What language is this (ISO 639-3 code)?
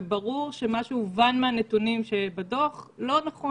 heb